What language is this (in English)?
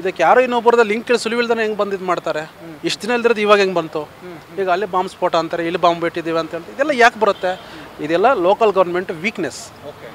Kannada